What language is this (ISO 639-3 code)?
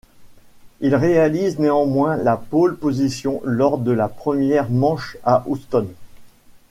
fra